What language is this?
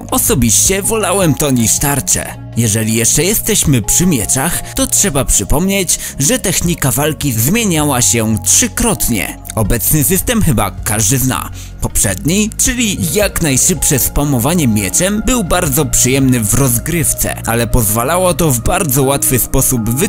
Polish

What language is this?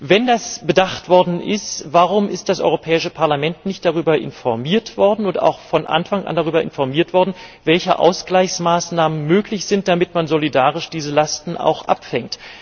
German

